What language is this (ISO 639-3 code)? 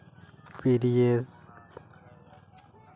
sat